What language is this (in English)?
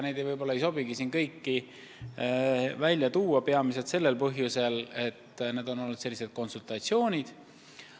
Estonian